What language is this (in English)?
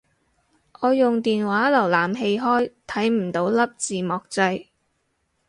Cantonese